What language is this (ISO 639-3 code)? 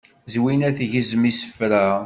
kab